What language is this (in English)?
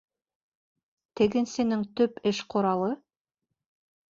Bashkir